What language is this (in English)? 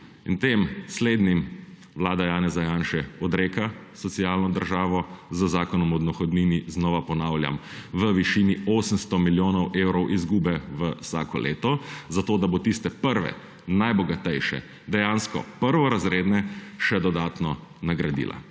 Slovenian